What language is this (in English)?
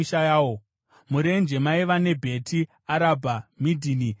Shona